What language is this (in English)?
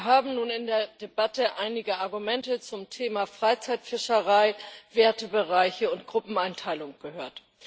German